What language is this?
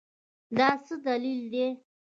Pashto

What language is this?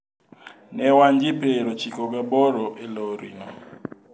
Luo (Kenya and Tanzania)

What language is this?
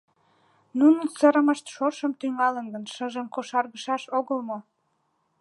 Mari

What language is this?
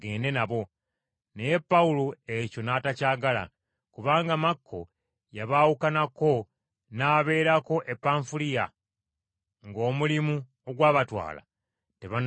Ganda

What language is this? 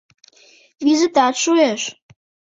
Mari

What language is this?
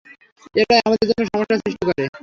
Bangla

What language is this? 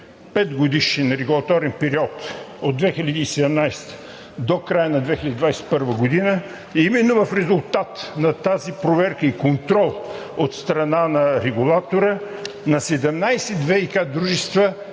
Bulgarian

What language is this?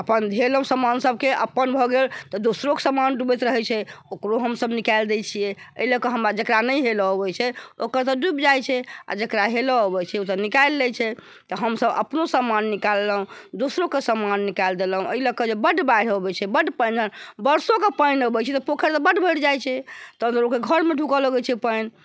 Maithili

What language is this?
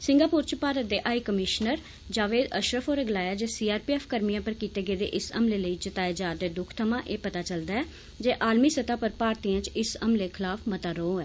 Dogri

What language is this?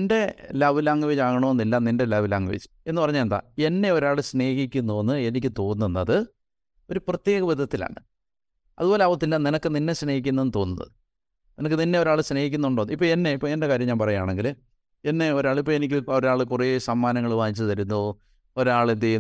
Malayalam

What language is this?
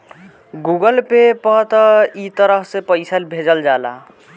Bhojpuri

